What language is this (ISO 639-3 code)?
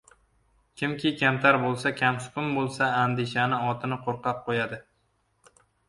uzb